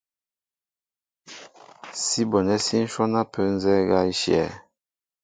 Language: Mbo (Cameroon)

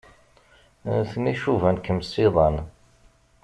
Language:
Kabyle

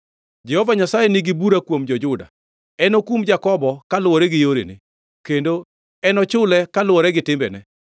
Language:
Luo (Kenya and Tanzania)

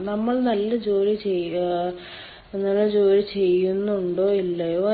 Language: Malayalam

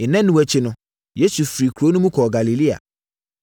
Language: Akan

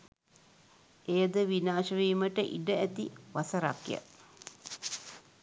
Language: Sinhala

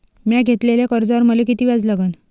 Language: Marathi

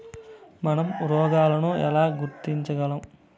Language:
Telugu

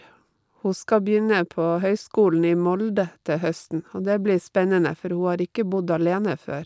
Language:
Norwegian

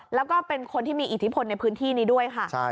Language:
Thai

